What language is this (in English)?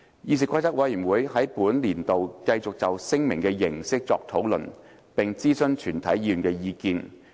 Cantonese